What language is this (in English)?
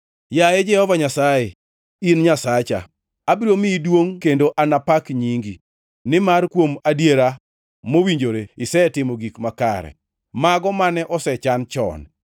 Luo (Kenya and Tanzania)